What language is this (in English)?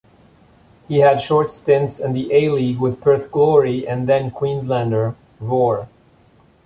English